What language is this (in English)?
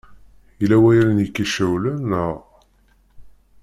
Kabyle